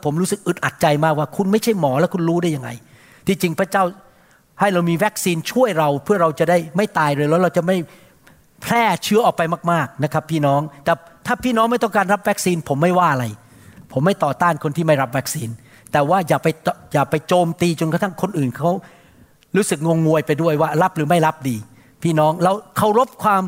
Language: Thai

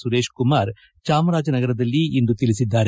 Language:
Kannada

